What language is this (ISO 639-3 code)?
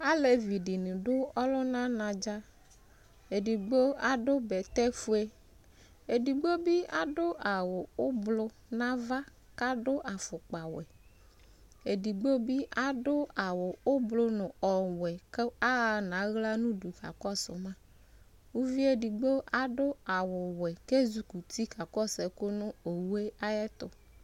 kpo